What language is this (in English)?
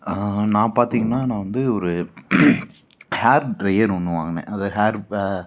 Tamil